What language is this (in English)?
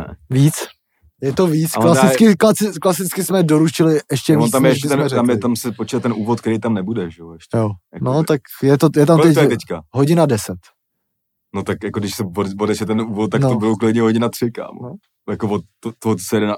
Czech